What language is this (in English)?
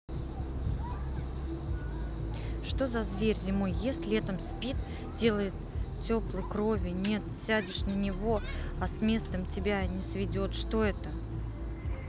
Russian